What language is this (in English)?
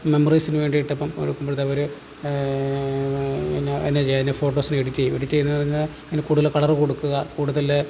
Malayalam